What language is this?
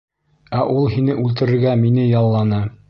Bashkir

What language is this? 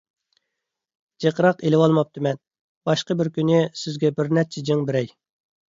Uyghur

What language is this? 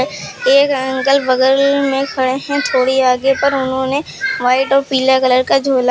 Hindi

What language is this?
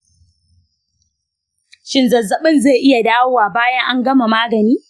Hausa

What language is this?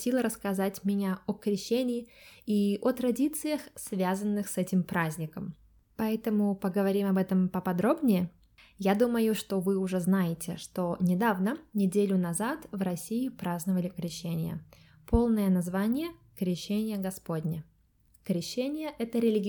Russian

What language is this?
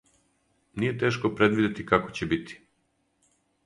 Serbian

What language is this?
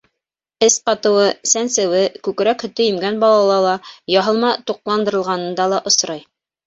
Bashkir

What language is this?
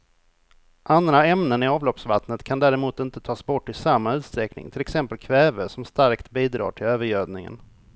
Swedish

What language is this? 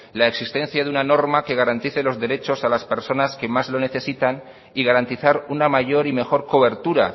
Spanish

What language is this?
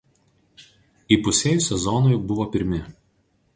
Lithuanian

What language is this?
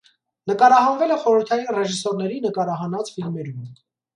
Armenian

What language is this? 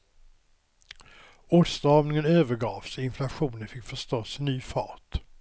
Swedish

